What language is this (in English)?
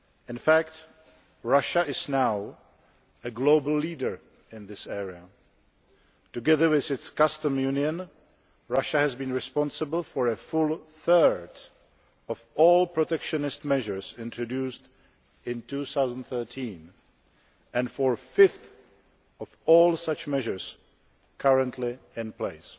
English